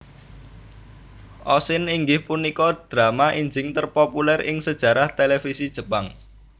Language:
Javanese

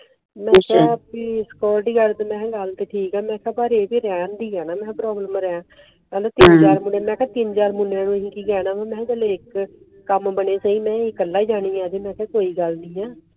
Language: Punjabi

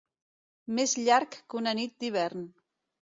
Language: Catalan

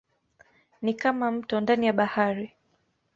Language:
Swahili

